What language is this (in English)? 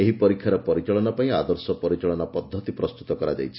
Odia